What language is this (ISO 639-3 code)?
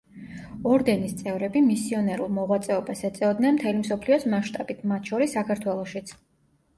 kat